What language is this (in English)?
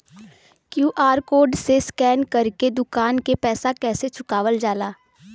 Bhojpuri